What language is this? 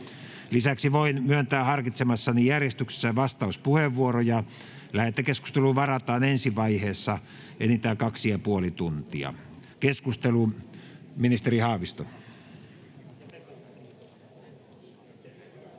Finnish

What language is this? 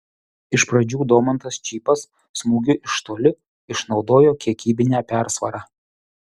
Lithuanian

